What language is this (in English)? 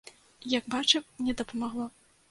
Belarusian